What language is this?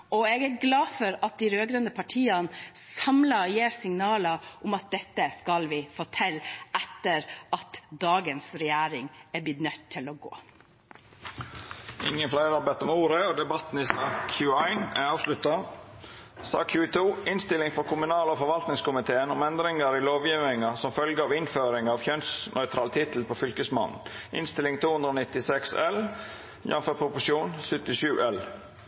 Norwegian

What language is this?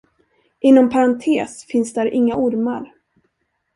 Swedish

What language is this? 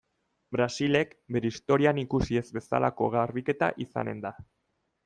Basque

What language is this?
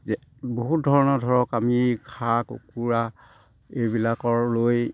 Assamese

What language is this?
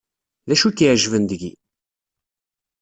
Kabyle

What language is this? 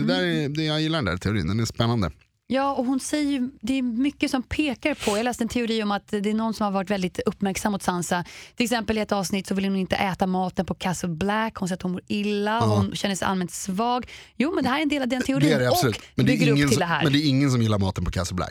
Swedish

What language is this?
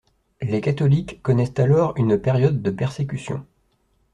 French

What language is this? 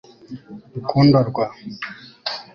Kinyarwanda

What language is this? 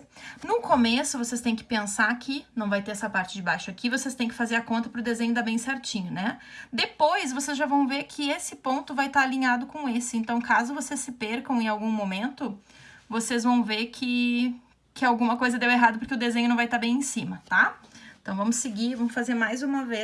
Portuguese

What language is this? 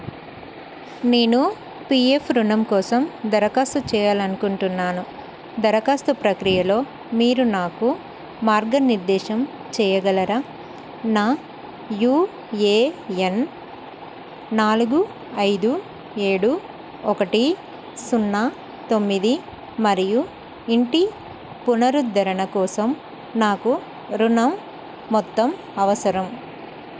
Telugu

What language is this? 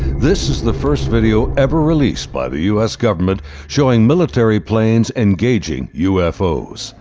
English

